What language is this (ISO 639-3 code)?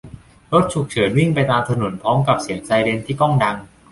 tha